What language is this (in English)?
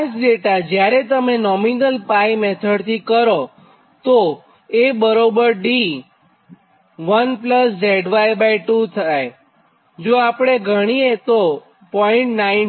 Gujarati